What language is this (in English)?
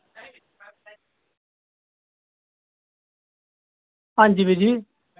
Dogri